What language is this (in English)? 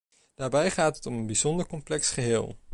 Dutch